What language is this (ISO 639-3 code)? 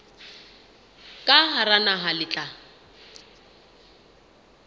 sot